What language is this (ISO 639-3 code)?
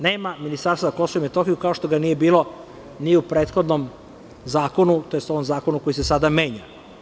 srp